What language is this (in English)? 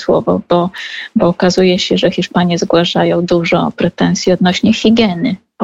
Polish